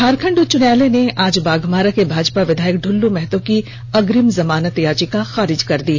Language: Hindi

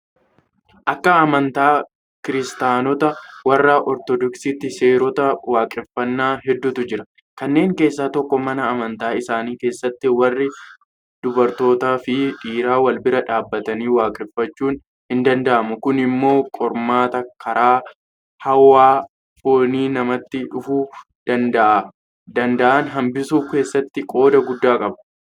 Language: Oromo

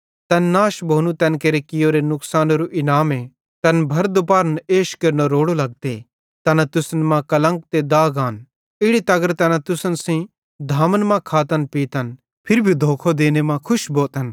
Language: Bhadrawahi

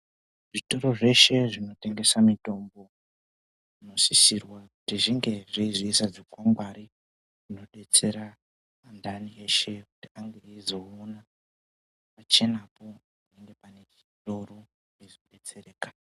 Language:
Ndau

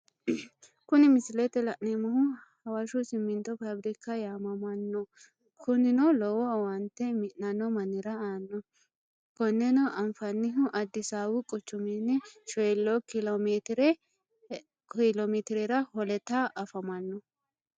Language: Sidamo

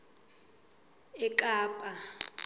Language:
South Ndebele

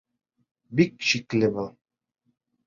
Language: Bashkir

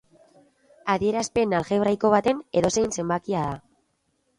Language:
Basque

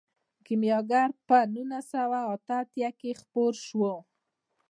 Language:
Pashto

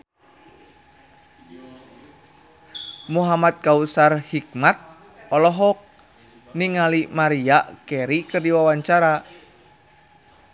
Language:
Sundanese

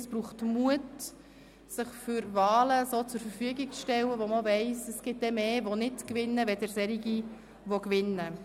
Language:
Swiss German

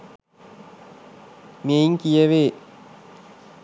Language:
Sinhala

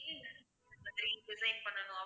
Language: Tamil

